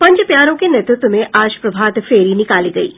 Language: Hindi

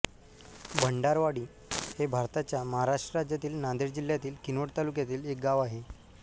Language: Marathi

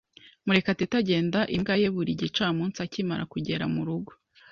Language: Kinyarwanda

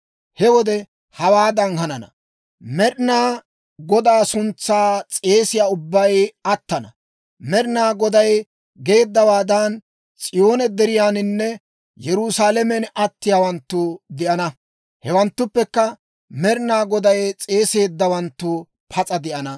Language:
Dawro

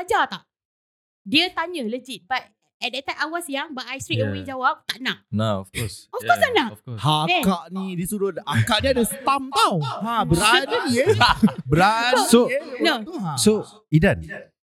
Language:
Malay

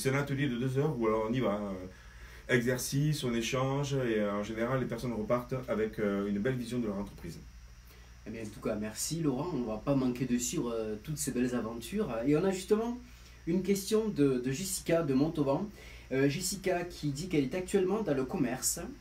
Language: French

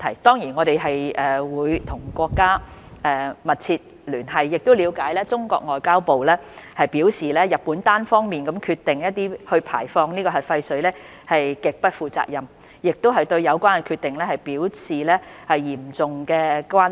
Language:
Cantonese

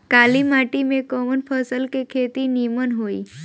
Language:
Bhojpuri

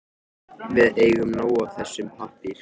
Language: Icelandic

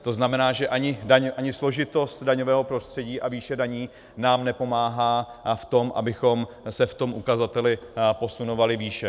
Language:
Czech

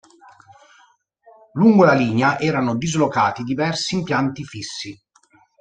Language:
Italian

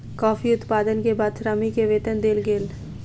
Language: Maithili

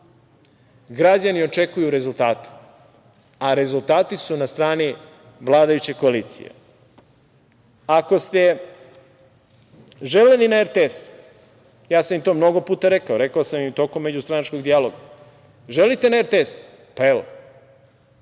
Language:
Serbian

